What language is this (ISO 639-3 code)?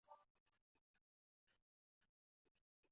zho